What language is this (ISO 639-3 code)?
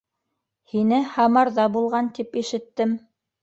bak